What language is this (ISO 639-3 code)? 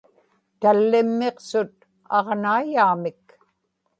ipk